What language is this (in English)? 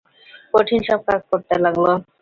Bangla